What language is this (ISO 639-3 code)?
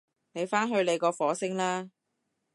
yue